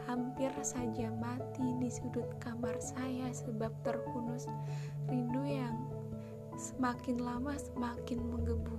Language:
Indonesian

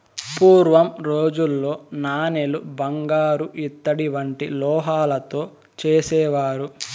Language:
Telugu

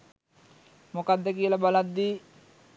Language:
Sinhala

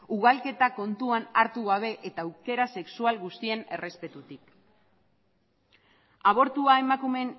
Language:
Basque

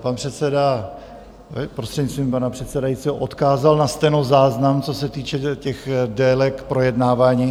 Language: Czech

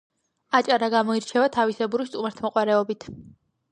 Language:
Georgian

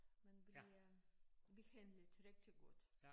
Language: Danish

